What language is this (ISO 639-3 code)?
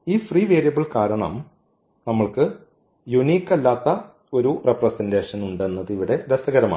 mal